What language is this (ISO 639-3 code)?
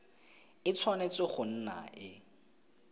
tsn